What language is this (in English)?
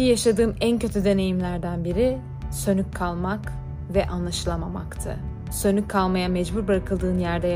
Turkish